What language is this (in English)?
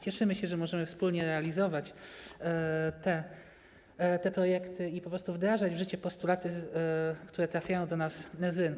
Polish